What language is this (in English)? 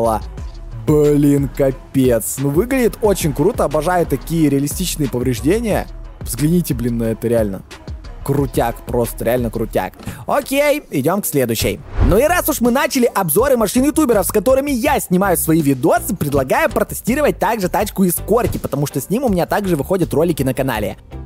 Russian